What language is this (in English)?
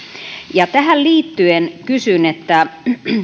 Finnish